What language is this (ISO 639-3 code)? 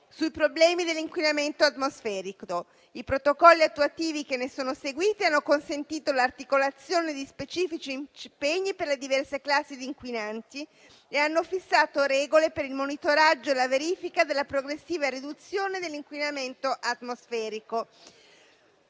ita